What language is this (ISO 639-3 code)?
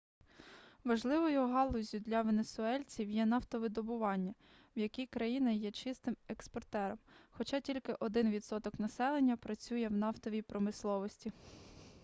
ukr